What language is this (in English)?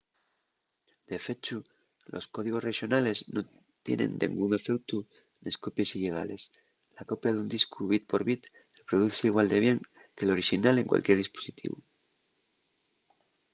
Asturian